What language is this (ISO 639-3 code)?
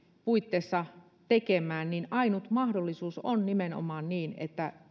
fin